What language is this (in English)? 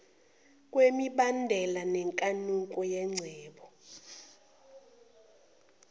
Zulu